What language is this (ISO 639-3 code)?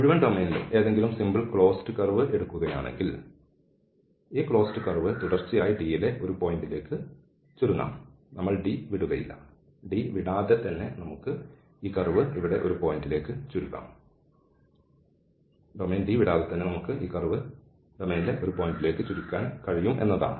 mal